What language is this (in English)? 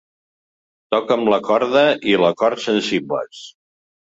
Catalan